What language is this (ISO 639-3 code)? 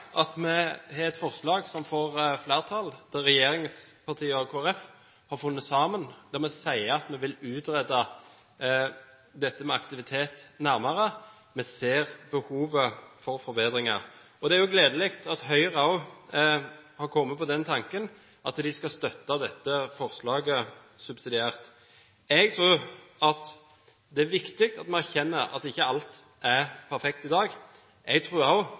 nob